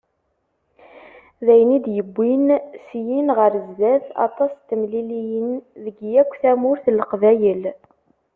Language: Kabyle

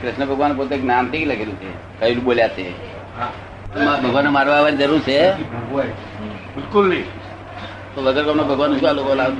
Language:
Gujarati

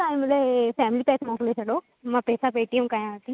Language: Sindhi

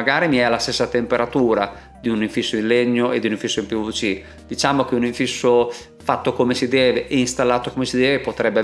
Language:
Italian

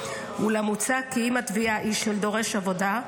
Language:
Hebrew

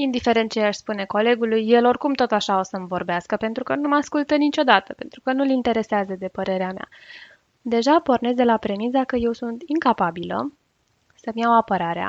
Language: Romanian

